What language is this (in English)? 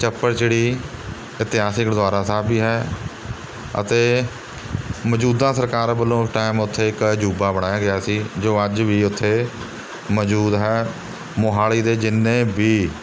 Punjabi